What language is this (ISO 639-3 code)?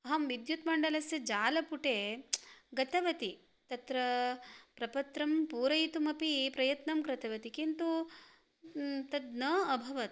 san